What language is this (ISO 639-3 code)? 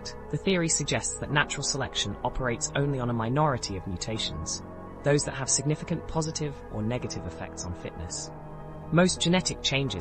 eng